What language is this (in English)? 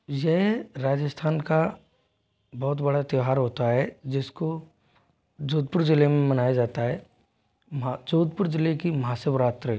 Hindi